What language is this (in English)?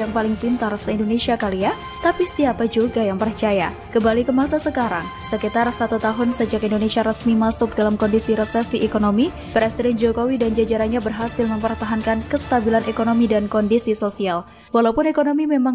Indonesian